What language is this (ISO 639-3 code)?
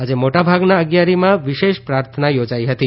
guj